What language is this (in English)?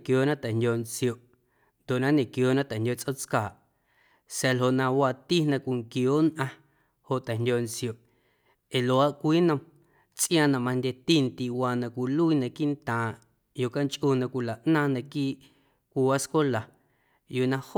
Guerrero Amuzgo